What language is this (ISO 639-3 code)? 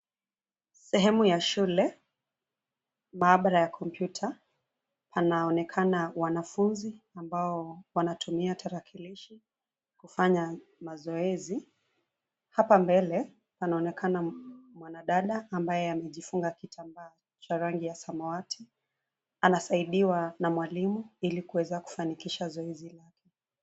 swa